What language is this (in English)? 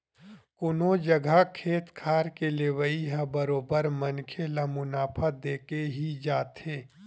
Chhattisgarhi